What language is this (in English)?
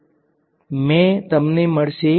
Gujarati